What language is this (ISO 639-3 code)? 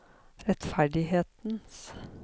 nor